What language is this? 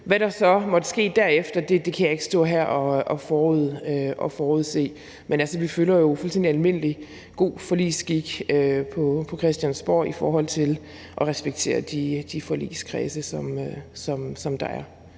Danish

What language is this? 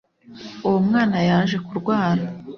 Kinyarwanda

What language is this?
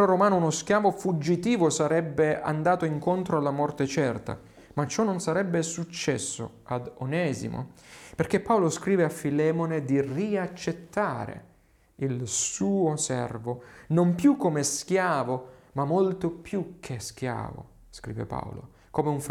Italian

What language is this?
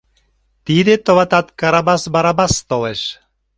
Mari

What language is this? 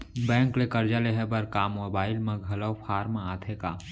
Chhattisgarhi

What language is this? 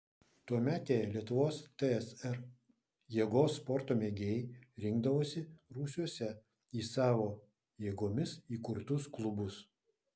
Lithuanian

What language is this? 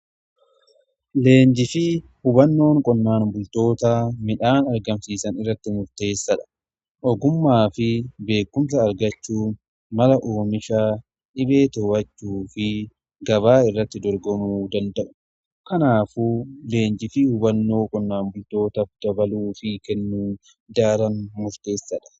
Oromo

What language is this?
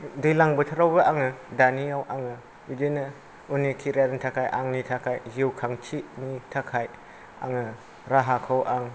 Bodo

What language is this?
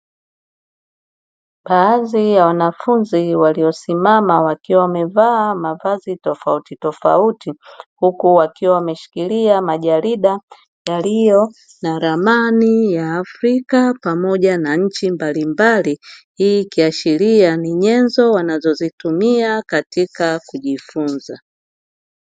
Swahili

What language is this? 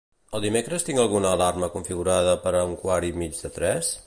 Catalan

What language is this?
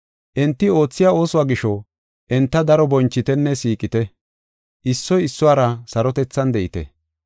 Gofa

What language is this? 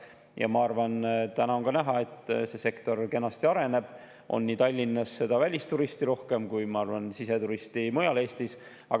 Estonian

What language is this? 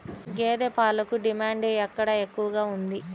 Telugu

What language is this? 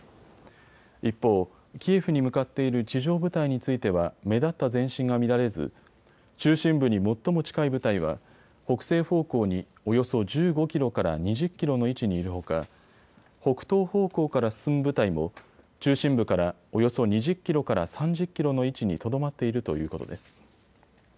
Japanese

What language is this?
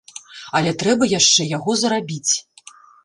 Belarusian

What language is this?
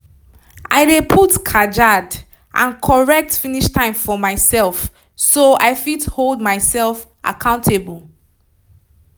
Nigerian Pidgin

